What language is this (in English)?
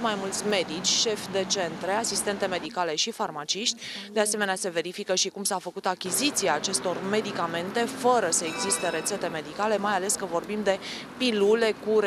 Romanian